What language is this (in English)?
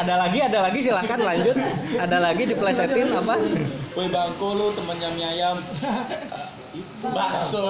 Indonesian